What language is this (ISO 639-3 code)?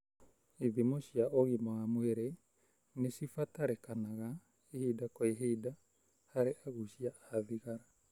kik